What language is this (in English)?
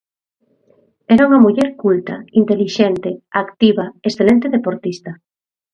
Galician